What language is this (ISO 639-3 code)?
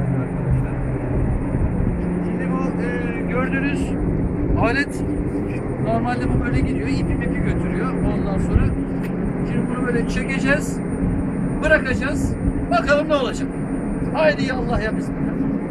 tur